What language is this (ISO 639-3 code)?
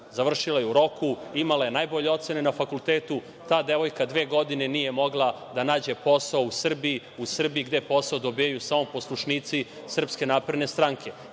srp